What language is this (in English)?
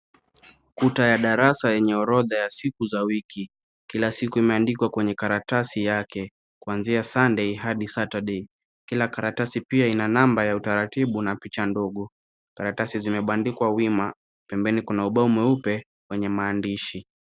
Swahili